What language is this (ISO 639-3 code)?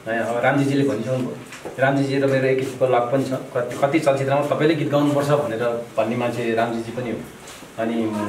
ron